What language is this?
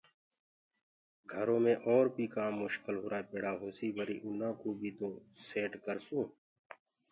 Gurgula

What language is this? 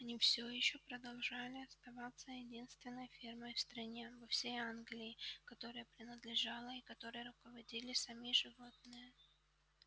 Russian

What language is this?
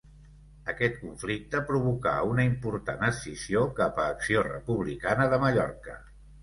Catalan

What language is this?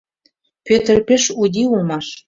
Mari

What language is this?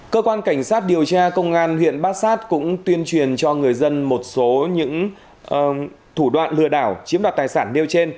Vietnamese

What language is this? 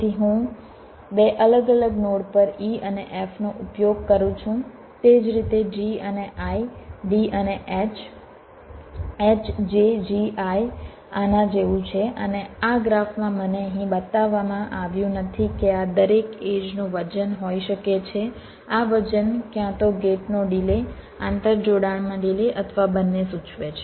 Gujarati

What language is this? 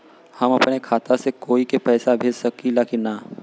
Bhojpuri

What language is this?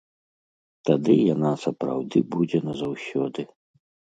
Belarusian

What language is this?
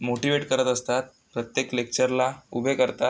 Marathi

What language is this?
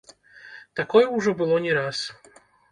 Belarusian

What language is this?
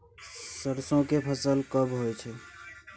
Maithili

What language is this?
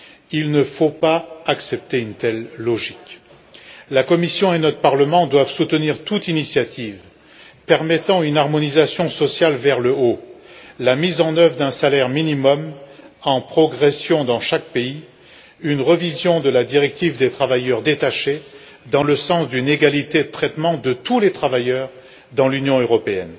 French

